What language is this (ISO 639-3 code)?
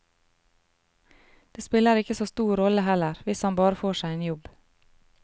nor